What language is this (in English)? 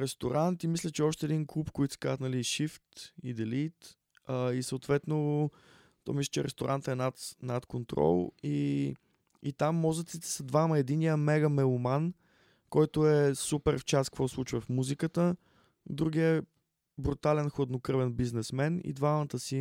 Bulgarian